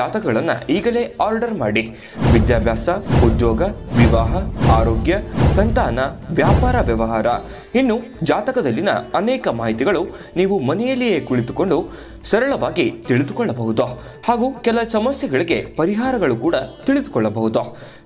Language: Kannada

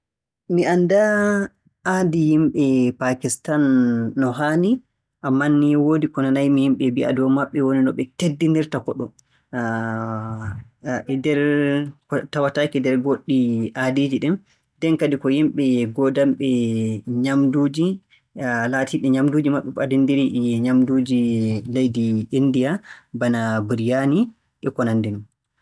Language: Borgu Fulfulde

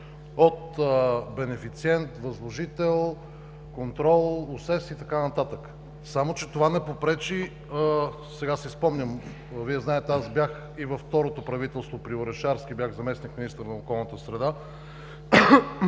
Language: Bulgarian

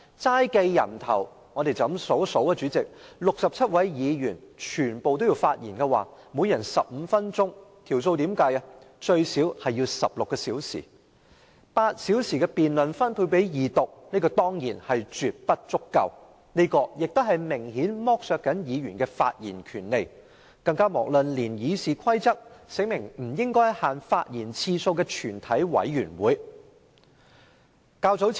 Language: Cantonese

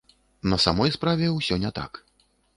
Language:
Belarusian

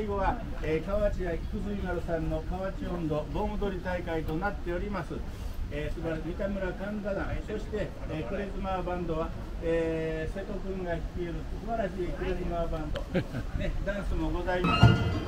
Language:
Japanese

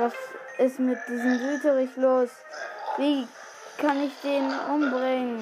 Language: German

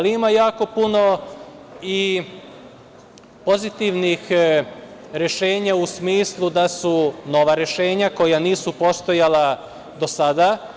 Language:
Serbian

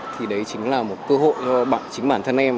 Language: Vietnamese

